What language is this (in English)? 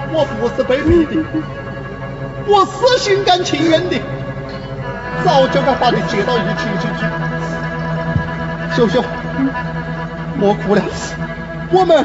Chinese